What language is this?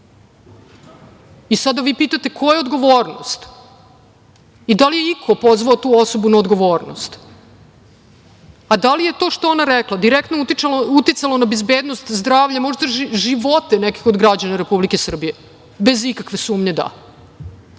Serbian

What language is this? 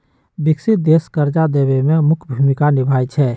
Magahi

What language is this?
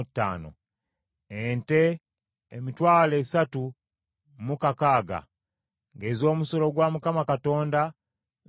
Ganda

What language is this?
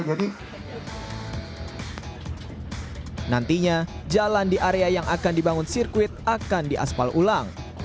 Indonesian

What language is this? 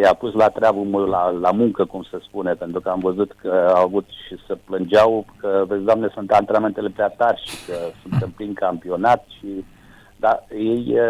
Romanian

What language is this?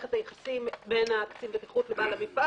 Hebrew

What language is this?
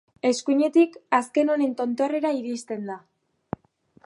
Basque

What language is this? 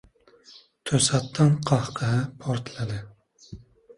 Uzbek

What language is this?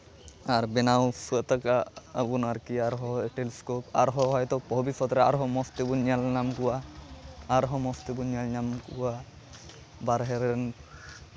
Santali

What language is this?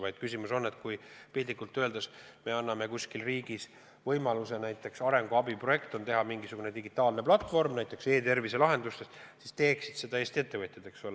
Estonian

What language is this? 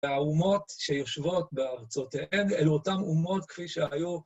Hebrew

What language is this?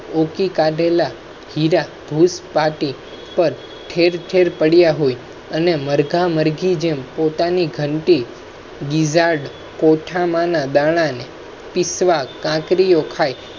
Gujarati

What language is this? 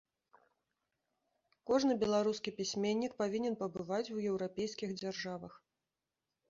Belarusian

